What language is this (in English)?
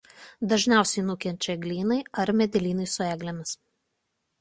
Lithuanian